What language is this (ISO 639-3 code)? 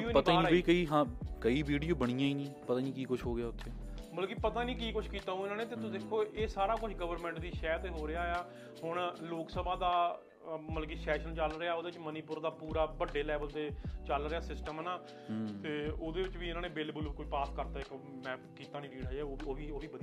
pan